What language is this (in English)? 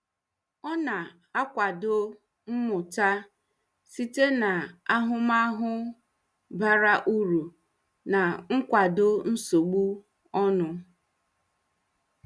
Igbo